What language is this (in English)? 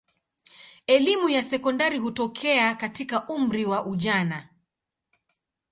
Swahili